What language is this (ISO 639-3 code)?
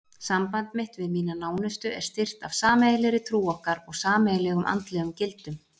isl